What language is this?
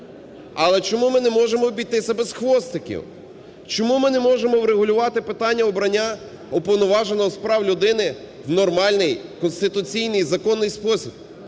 Ukrainian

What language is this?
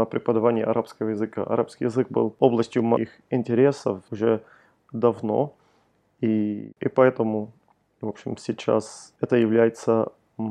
Russian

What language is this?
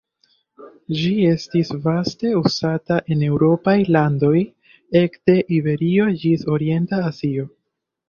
Esperanto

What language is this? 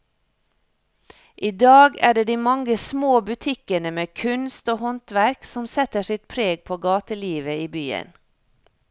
Norwegian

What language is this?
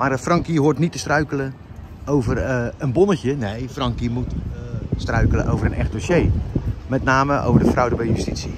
Dutch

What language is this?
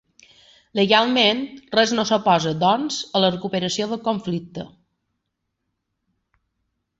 Catalan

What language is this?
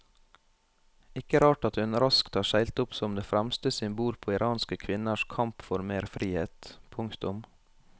Norwegian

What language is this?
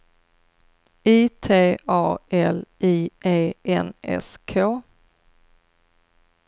Swedish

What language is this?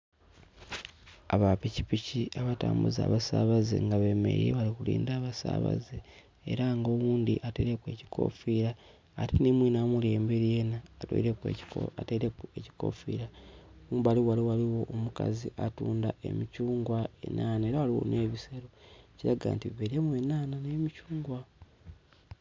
Soga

